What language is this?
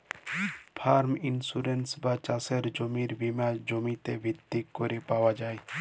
Bangla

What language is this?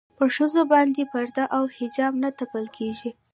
Pashto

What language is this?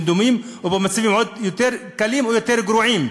Hebrew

